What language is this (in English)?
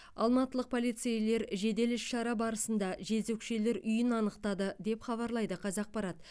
Kazakh